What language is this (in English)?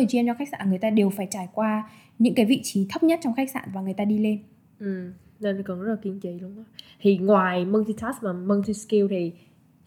Vietnamese